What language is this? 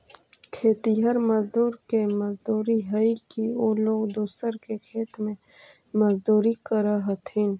Magahi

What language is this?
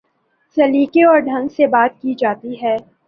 Urdu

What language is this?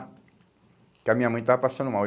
Portuguese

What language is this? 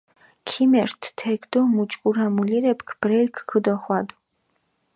Mingrelian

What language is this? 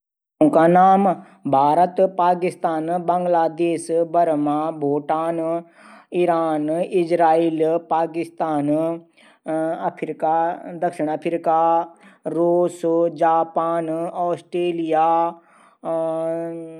Garhwali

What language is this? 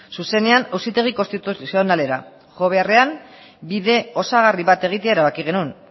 Basque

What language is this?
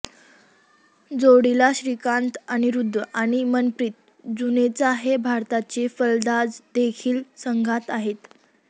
Marathi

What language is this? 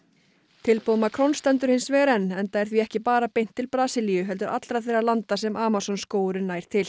Icelandic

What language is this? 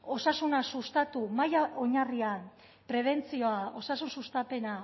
Basque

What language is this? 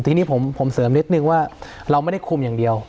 Thai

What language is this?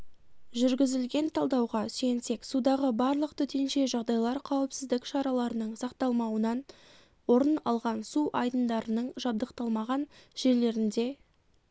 Kazakh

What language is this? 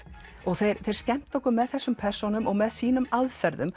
Icelandic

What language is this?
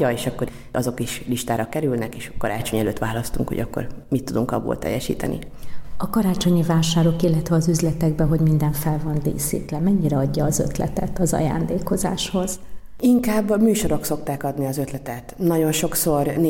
Hungarian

